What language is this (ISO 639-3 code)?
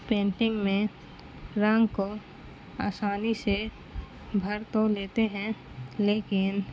urd